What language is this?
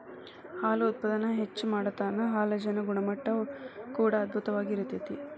Kannada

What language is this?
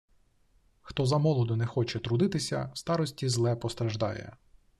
Ukrainian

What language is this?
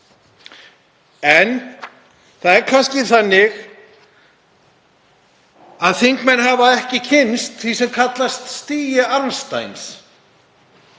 Icelandic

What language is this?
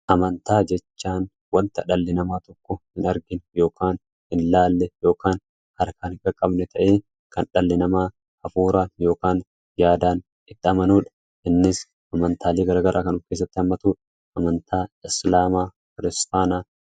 Oromo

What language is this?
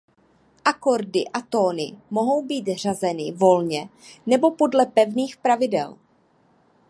Czech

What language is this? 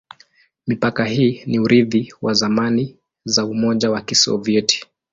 Swahili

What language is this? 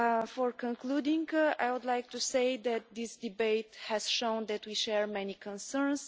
English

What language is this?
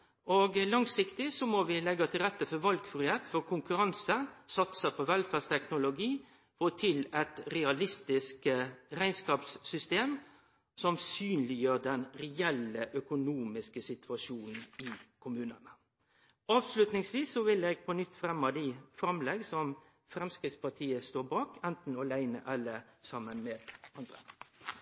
Norwegian Nynorsk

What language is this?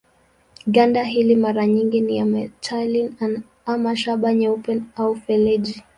Swahili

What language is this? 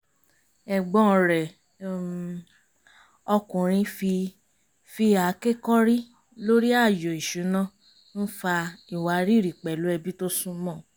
Yoruba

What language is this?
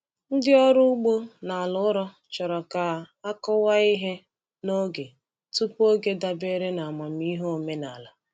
Igbo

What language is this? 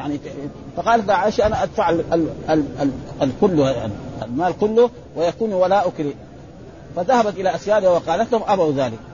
Arabic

